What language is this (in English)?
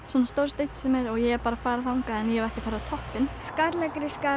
Icelandic